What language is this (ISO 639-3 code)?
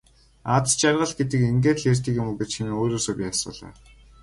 mon